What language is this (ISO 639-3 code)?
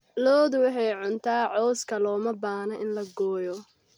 som